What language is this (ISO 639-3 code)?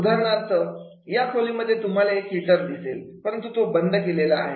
mar